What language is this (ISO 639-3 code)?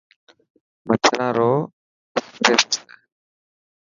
mki